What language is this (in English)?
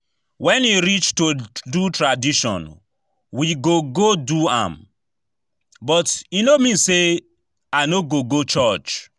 Nigerian Pidgin